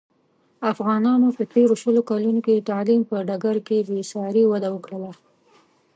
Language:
Pashto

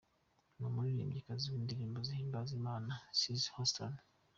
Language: Kinyarwanda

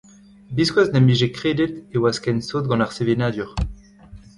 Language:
Breton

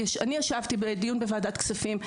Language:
Hebrew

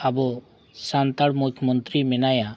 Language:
Santali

